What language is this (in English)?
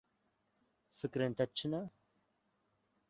Kurdish